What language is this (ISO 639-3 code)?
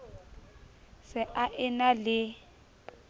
sot